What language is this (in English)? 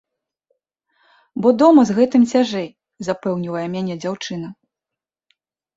Belarusian